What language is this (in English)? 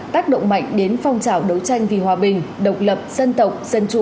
Vietnamese